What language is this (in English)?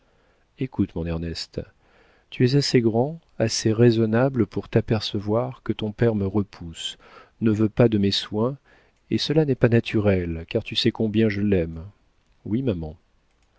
French